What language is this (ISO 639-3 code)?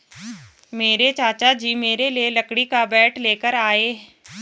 hin